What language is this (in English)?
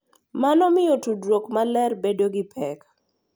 Luo (Kenya and Tanzania)